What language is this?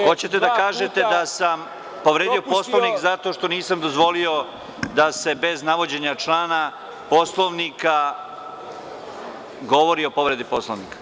Serbian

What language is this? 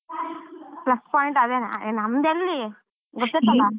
Kannada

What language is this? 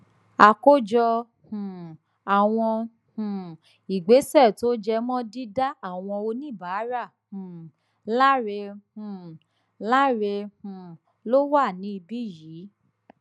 Yoruba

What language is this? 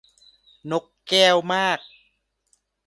Thai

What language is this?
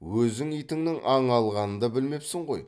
Kazakh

